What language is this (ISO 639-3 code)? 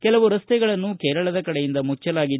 kan